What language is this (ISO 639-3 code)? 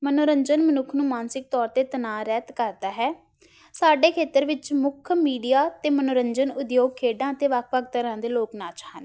pan